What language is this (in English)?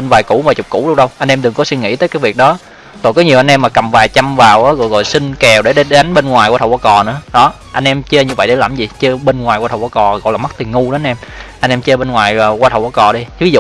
Vietnamese